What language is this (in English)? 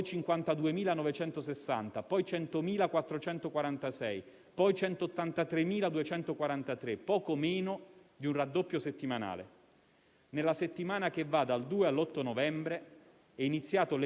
Italian